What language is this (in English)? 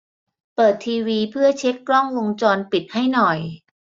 Thai